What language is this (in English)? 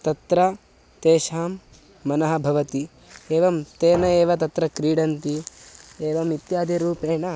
Sanskrit